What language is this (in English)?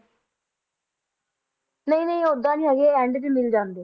Punjabi